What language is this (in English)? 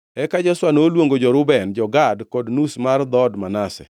Luo (Kenya and Tanzania)